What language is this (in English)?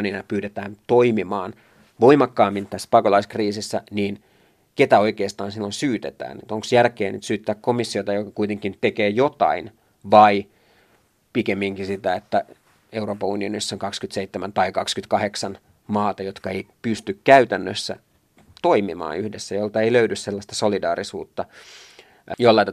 Finnish